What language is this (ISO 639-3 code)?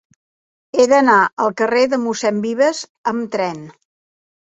cat